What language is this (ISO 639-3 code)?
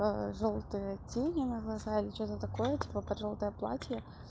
rus